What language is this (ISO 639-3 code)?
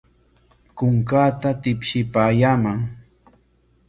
qwa